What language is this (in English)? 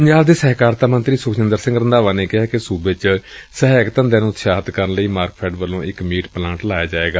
Punjabi